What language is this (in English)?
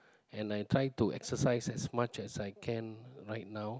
English